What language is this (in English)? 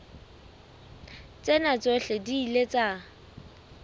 Southern Sotho